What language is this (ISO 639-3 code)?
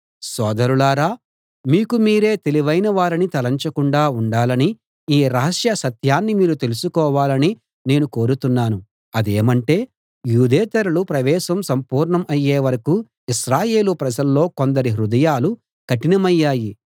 tel